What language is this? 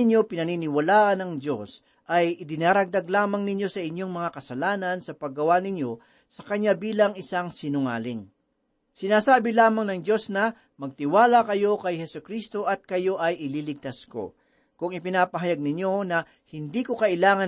Filipino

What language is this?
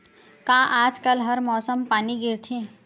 Chhattisgarhi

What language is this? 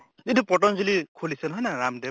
Assamese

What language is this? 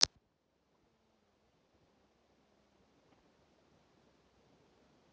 Russian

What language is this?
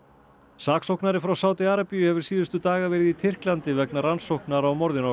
Icelandic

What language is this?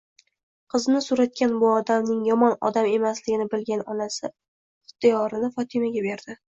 Uzbek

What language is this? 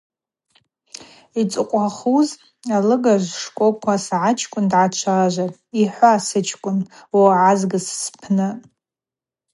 Abaza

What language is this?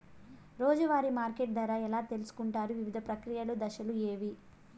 Telugu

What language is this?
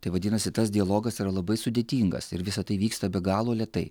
Lithuanian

